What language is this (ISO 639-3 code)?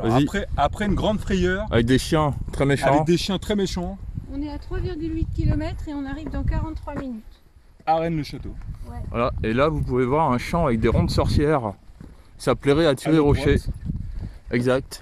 fra